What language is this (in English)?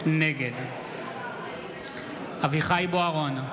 Hebrew